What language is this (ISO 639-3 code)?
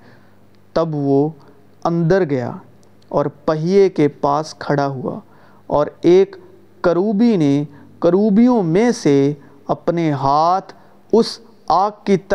urd